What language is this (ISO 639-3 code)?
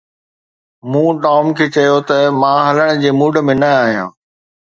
snd